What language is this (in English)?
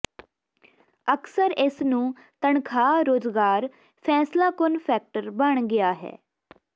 Punjabi